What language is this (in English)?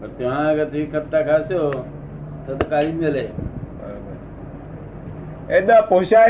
Gujarati